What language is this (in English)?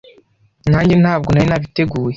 Kinyarwanda